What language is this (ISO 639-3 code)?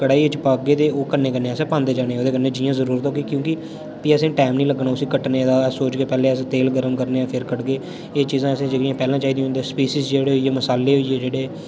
doi